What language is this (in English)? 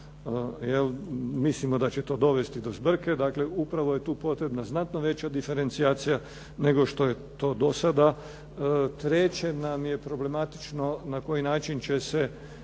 Croatian